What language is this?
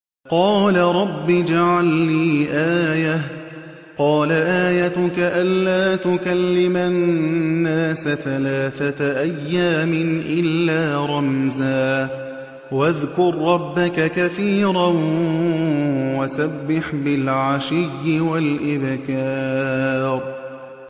Arabic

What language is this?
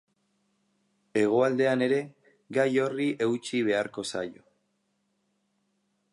Basque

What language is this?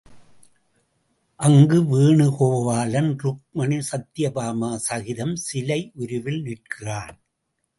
Tamil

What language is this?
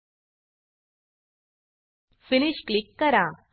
Marathi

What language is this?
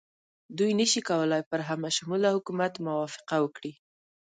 Pashto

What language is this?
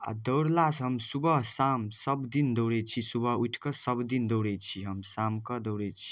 Maithili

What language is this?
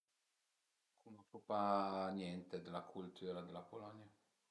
Piedmontese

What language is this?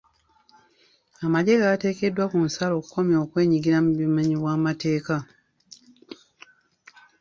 Ganda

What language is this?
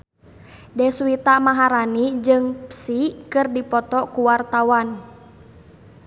Sundanese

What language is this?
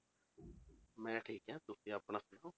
Punjabi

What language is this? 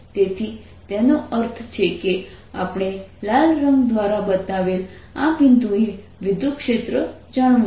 Gujarati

